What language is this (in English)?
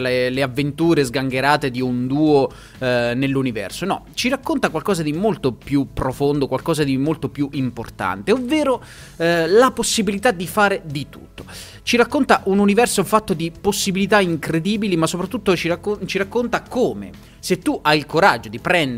Italian